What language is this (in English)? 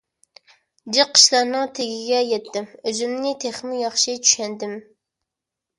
Uyghur